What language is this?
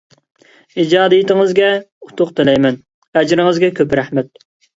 Uyghur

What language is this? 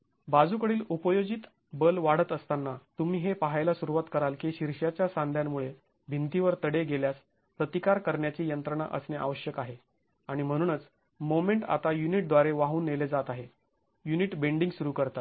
Marathi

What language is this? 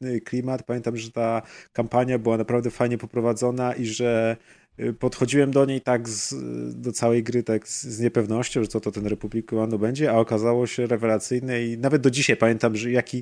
Polish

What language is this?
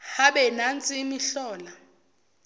Zulu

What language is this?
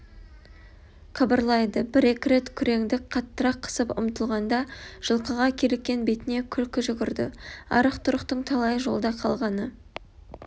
Kazakh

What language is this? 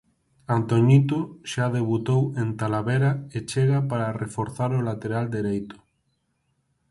Galician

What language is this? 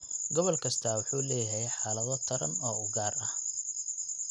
Somali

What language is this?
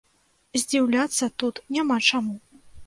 Belarusian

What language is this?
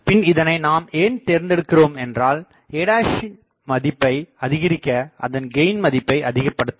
Tamil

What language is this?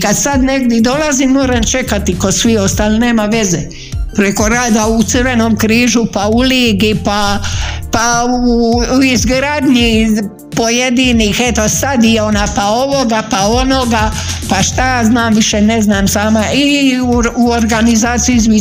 Croatian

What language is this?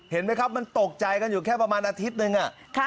Thai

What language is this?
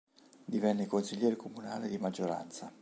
Italian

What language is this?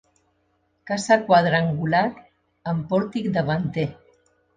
Catalan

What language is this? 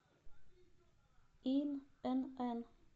Russian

